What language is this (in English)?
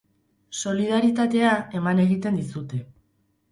Basque